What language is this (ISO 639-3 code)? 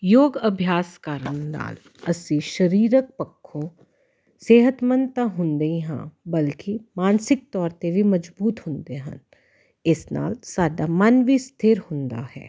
pan